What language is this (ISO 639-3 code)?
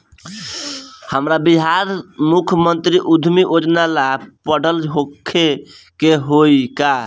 bho